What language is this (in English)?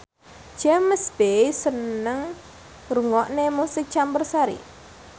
Javanese